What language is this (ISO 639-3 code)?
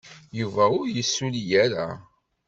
kab